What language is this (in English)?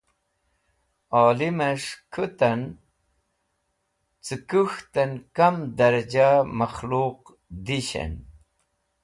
Wakhi